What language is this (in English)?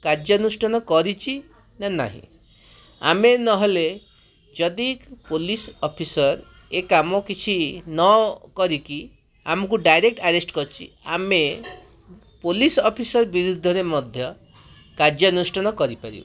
Odia